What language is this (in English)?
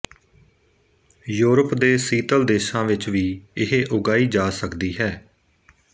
Punjabi